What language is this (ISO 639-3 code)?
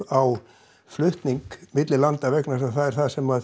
isl